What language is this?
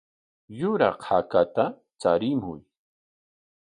Corongo Ancash Quechua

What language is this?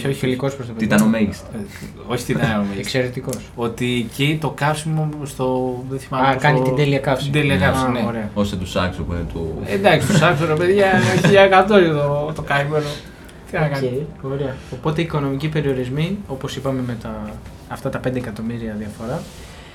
Greek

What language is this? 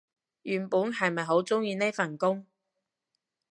Cantonese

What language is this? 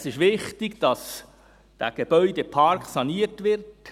Swiss German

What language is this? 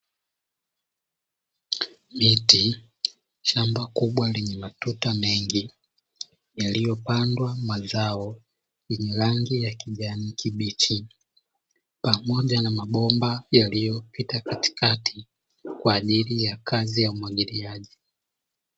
Swahili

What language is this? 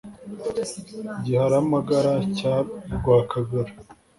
Kinyarwanda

